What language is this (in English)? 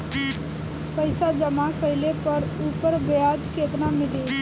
Bhojpuri